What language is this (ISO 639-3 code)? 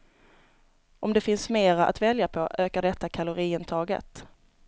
swe